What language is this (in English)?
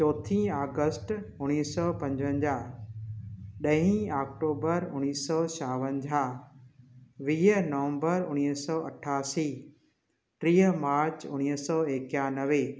Sindhi